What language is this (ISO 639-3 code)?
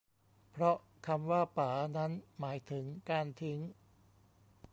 tha